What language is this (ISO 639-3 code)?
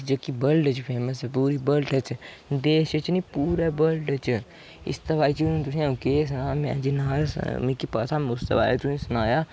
doi